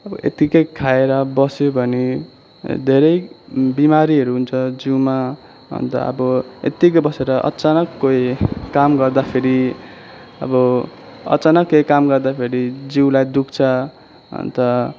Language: Nepali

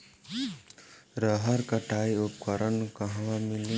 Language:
Bhojpuri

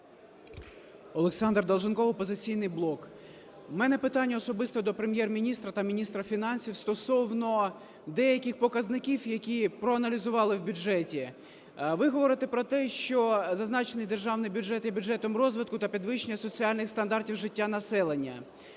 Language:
Ukrainian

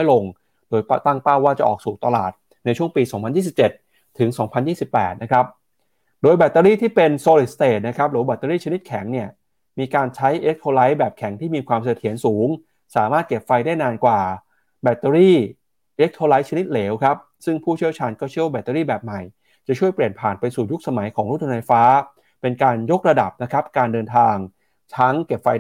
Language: Thai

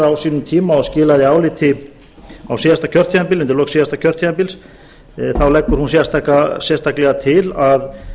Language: Icelandic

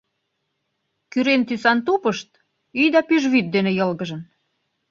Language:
Mari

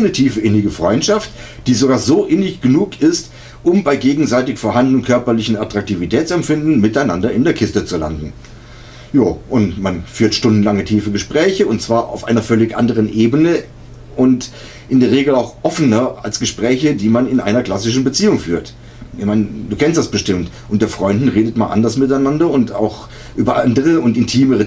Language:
German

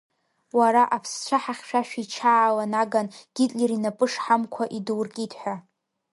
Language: Abkhazian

